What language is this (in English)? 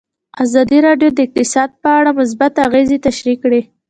Pashto